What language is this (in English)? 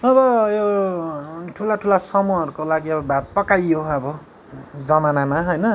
Nepali